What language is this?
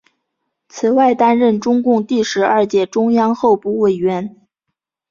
Chinese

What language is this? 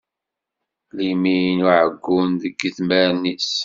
Kabyle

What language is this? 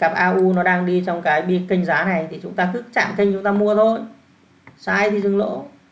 Vietnamese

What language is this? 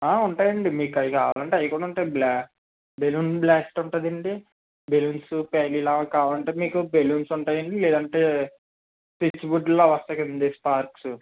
Telugu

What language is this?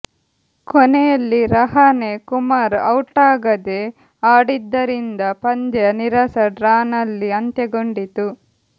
Kannada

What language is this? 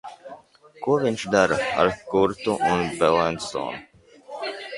Latvian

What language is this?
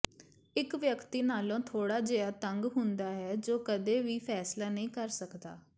Punjabi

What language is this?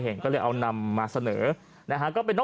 Thai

